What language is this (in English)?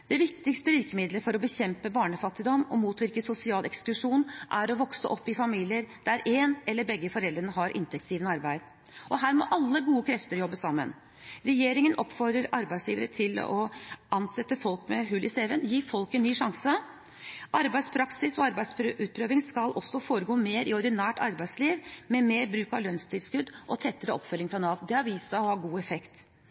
Norwegian Bokmål